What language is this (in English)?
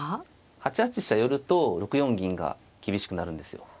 Japanese